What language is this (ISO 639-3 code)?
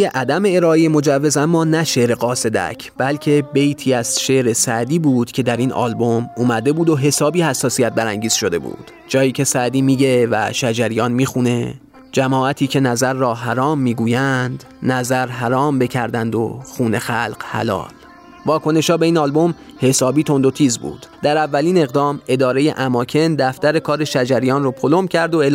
fas